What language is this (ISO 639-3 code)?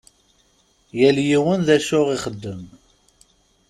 kab